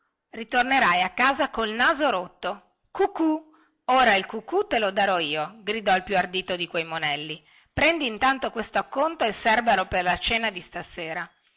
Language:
Italian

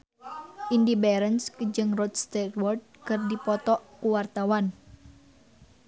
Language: Sundanese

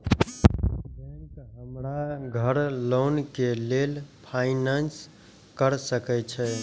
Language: Maithili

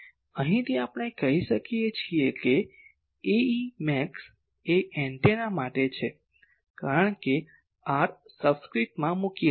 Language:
Gujarati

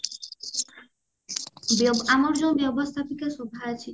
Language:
Odia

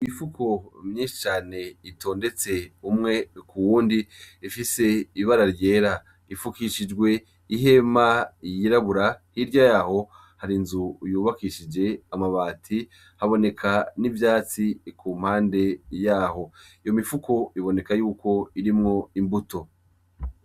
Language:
Rundi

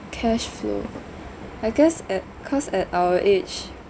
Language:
English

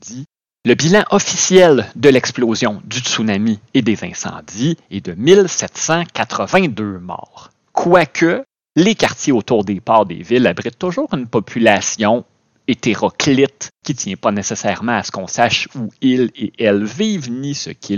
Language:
French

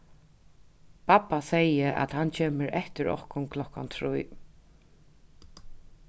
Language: Faroese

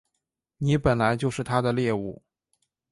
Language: Chinese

